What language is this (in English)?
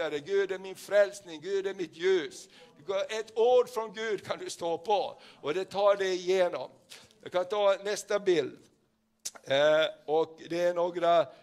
Swedish